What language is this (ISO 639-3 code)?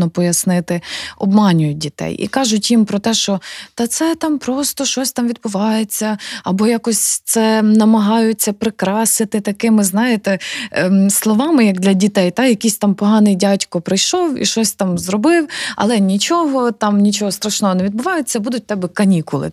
ukr